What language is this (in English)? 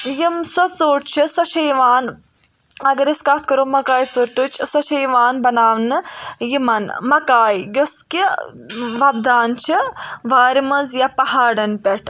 Kashmiri